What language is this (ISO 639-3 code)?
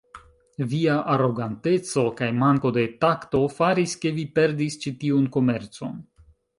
epo